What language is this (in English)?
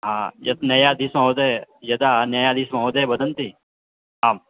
Sanskrit